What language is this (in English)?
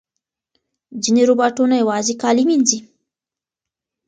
Pashto